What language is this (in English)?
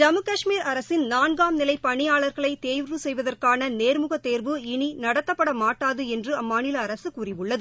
Tamil